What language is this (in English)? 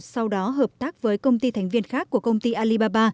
Vietnamese